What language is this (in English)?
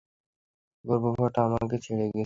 Bangla